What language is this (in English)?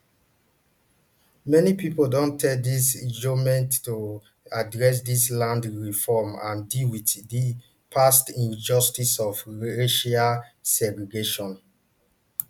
Nigerian Pidgin